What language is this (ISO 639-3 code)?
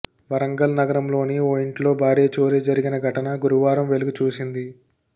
tel